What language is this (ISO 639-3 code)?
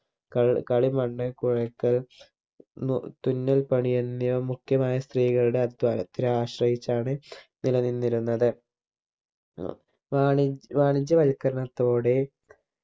mal